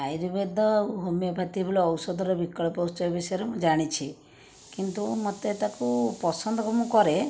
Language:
Odia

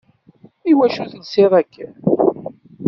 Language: Kabyle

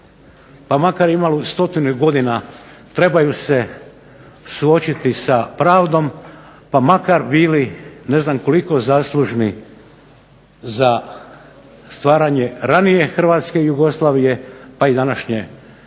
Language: Croatian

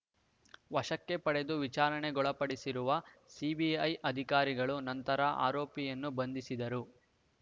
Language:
Kannada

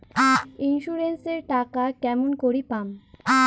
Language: Bangla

